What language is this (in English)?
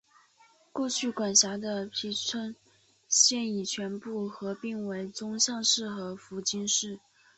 Chinese